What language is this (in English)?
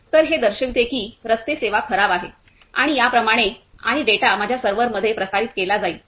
Marathi